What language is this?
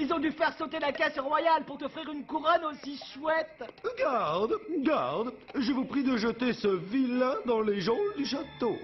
French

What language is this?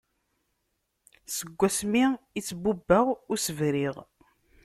Kabyle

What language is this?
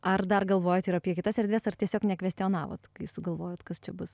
Lithuanian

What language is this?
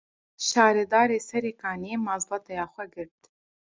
Kurdish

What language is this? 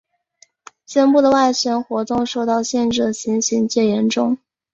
Chinese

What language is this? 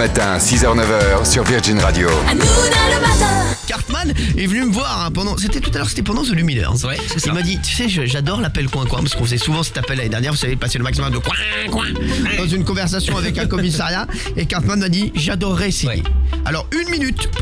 French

